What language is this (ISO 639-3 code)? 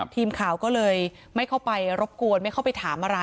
tha